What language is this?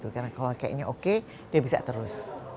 Indonesian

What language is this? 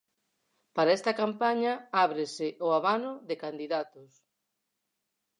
Galician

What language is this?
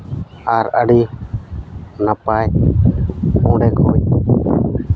Santali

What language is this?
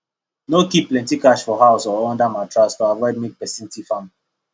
Nigerian Pidgin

